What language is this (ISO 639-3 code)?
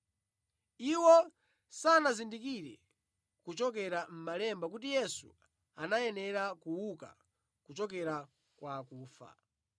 nya